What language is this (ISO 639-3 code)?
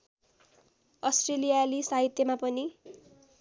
nep